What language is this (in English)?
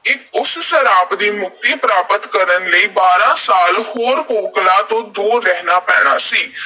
Punjabi